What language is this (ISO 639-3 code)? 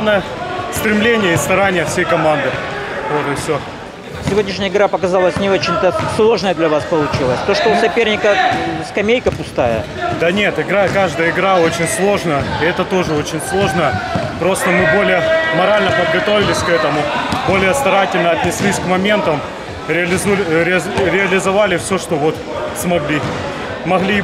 rus